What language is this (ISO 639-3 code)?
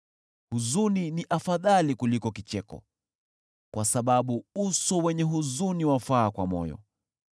swa